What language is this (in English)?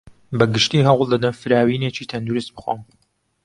Central Kurdish